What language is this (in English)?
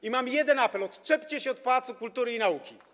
Polish